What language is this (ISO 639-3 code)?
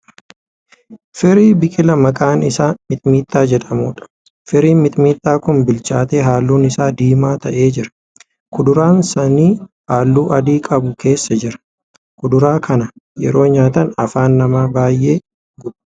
orm